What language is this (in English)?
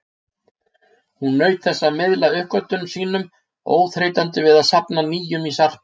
Icelandic